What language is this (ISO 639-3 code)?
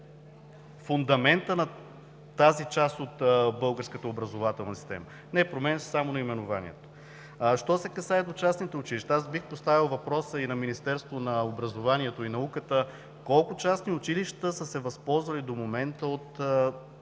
bul